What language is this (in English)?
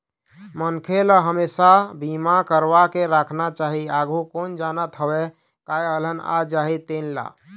Chhattisgarhi